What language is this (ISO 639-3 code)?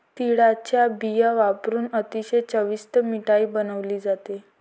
mar